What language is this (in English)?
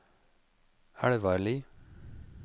Norwegian